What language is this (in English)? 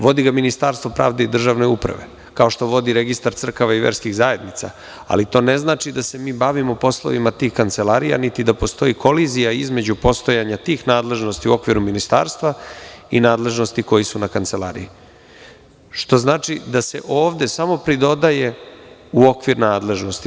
Serbian